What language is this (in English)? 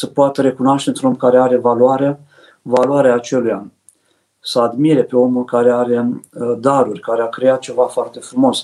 Romanian